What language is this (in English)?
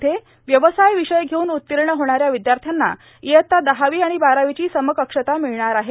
Marathi